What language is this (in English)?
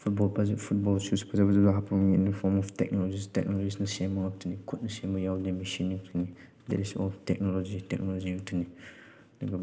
Manipuri